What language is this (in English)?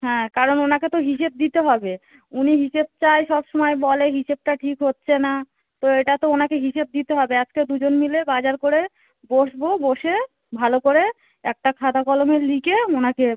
Bangla